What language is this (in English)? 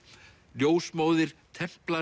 Icelandic